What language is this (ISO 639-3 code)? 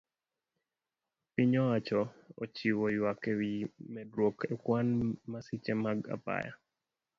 luo